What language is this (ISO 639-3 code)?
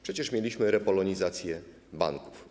pol